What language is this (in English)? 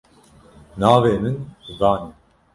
Kurdish